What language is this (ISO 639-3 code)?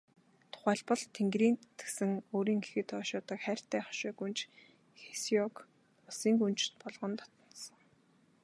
mon